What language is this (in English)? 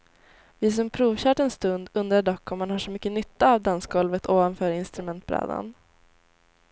Swedish